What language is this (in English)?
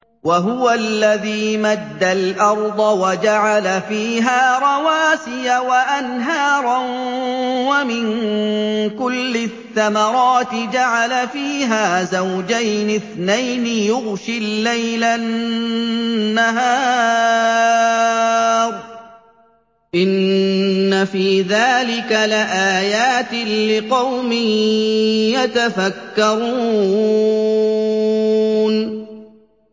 Arabic